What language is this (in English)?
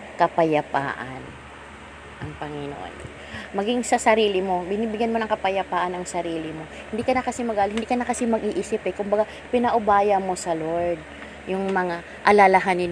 Filipino